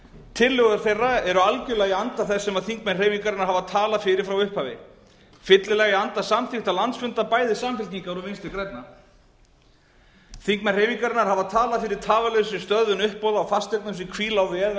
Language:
Icelandic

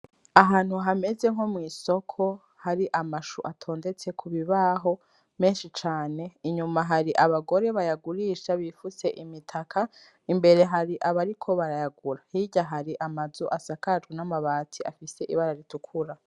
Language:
Rundi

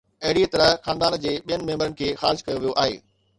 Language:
Sindhi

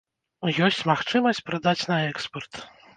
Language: Belarusian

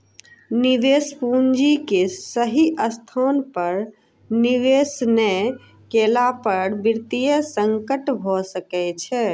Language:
Maithili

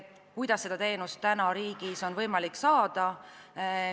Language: Estonian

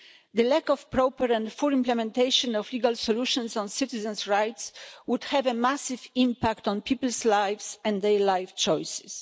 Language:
English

